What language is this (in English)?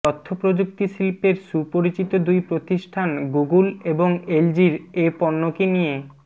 Bangla